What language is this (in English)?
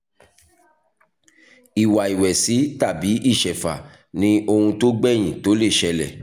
Yoruba